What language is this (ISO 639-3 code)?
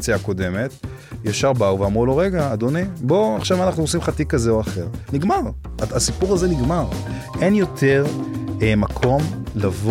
heb